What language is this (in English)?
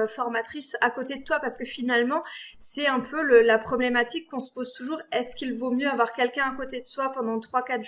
French